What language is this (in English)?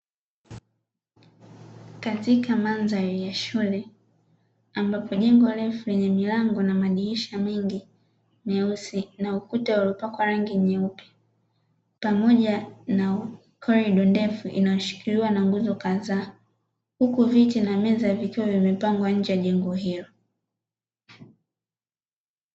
Swahili